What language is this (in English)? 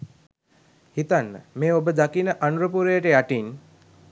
Sinhala